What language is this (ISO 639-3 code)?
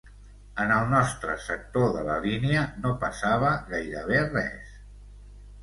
cat